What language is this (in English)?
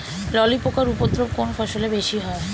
Bangla